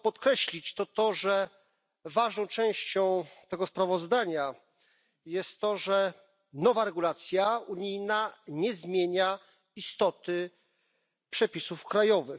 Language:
Polish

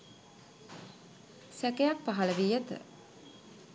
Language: Sinhala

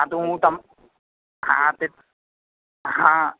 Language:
Gujarati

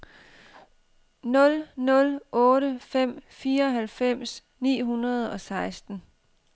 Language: Danish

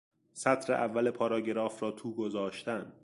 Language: Persian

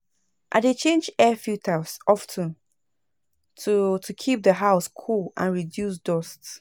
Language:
Nigerian Pidgin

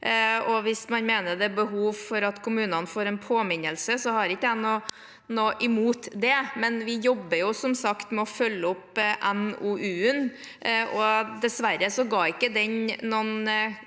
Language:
Norwegian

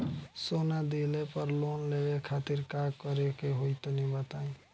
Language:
Bhojpuri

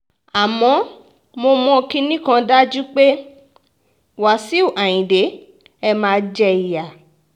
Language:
Yoruba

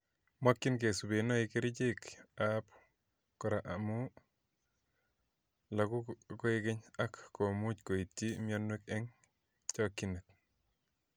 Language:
Kalenjin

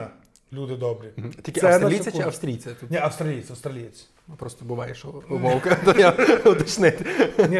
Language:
Ukrainian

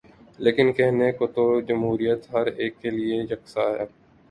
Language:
Urdu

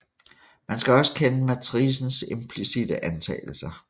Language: Danish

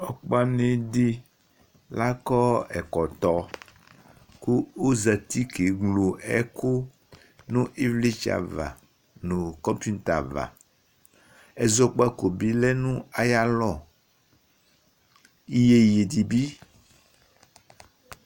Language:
Ikposo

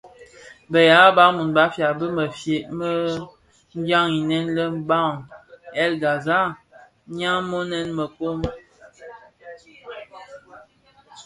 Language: Bafia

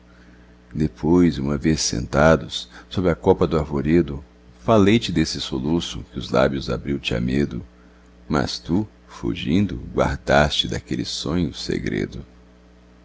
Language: Portuguese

